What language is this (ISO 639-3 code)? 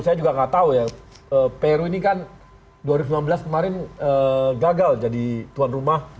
ind